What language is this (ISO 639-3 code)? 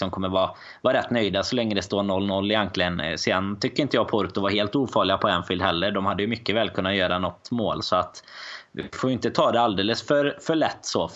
swe